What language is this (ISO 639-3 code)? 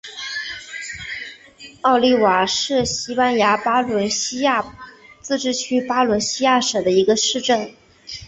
zho